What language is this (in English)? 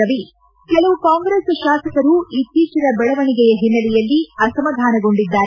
Kannada